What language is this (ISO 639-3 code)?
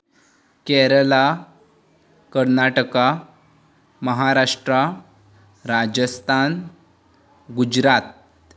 kok